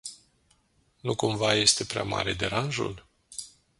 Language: Romanian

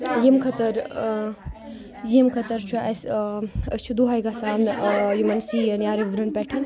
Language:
Kashmiri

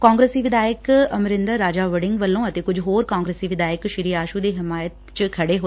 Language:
Punjabi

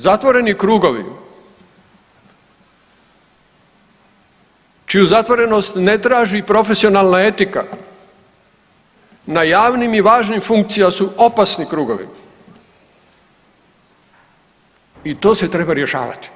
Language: Croatian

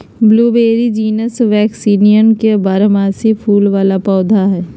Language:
Magahi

